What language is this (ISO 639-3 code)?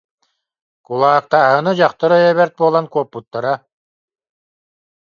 sah